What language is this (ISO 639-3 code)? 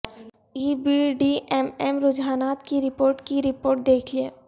urd